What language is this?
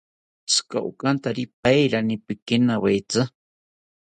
South Ucayali Ashéninka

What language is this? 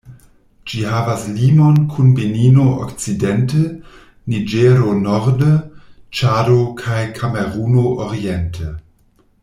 Esperanto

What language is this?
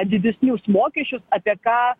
Lithuanian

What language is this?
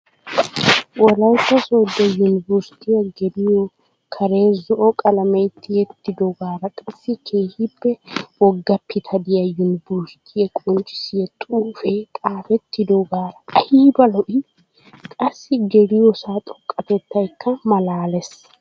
Wolaytta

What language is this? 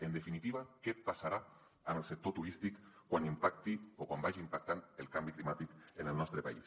Catalan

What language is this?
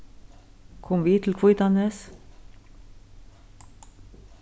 Faroese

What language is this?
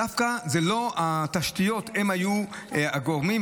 Hebrew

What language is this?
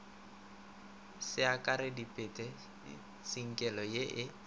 Northern Sotho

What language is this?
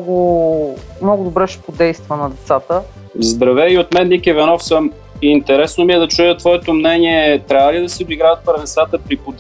Bulgarian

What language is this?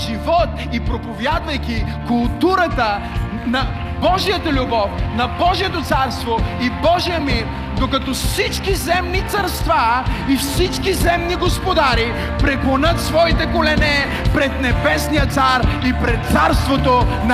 Bulgarian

